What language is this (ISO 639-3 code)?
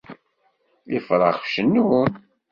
kab